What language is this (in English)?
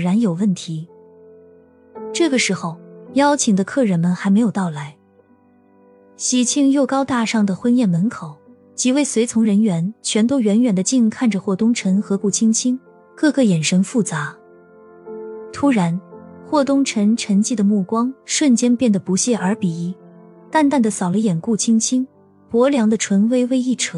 Chinese